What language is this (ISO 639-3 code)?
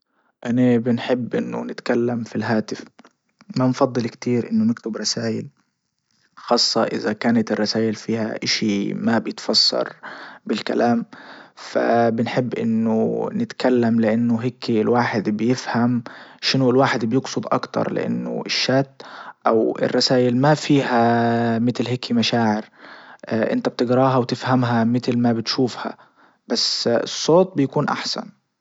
ayl